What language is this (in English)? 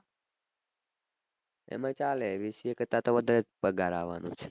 Gujarati